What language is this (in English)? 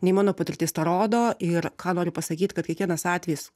Lithuanian